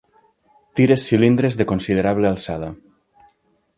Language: Catalan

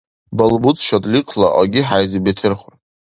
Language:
Dargwa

